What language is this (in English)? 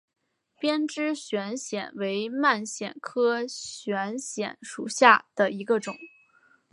Chinese